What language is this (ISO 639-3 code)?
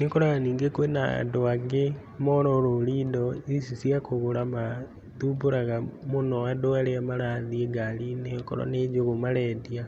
kik